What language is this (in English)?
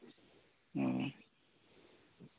Santali